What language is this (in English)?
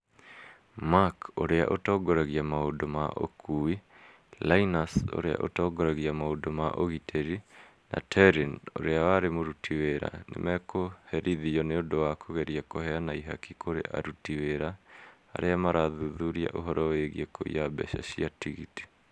Kikuyu